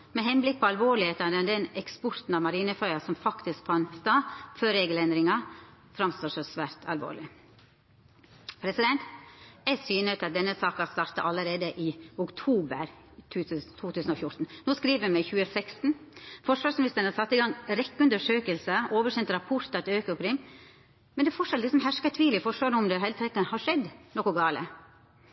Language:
Norwegian Nynorsk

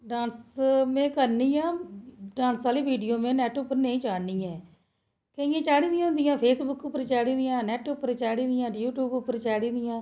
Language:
Dogri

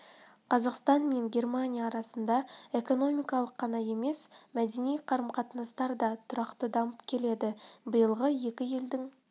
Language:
Kazakh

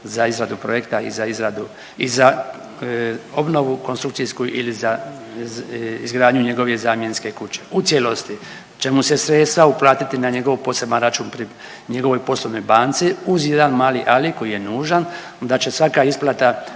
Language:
Croatian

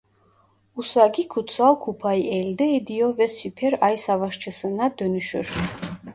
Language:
Turkish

